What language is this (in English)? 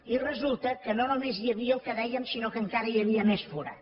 Catalan